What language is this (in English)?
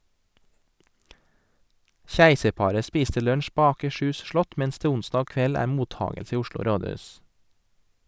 Norwegian